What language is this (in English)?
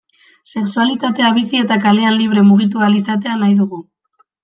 Basque